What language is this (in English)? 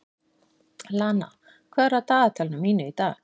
Icelandic